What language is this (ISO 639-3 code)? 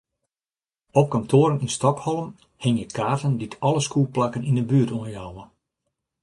fry